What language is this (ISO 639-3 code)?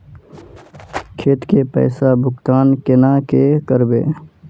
mag